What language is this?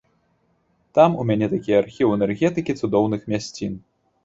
Belarusian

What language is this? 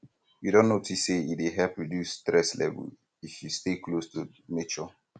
Nigerian Pidgin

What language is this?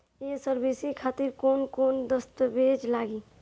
Bhojpuri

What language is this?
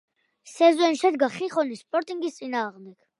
Georgian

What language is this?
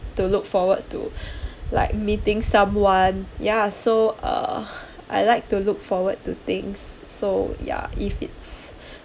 English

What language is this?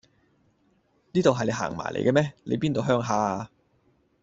Cantonese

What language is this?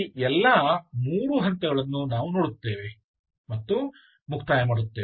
Kannada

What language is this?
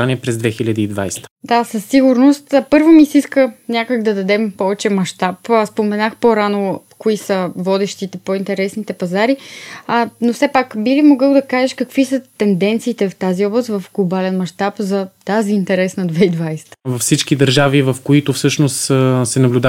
Bulgarian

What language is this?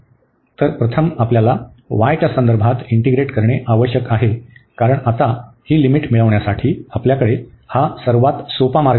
Marathi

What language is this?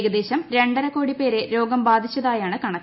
Malayalam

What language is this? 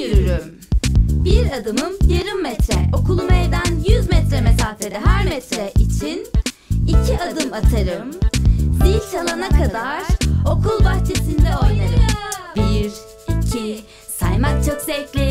Turkish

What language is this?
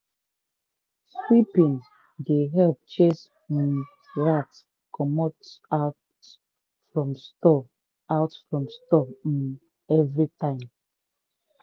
Nigerian Pidgin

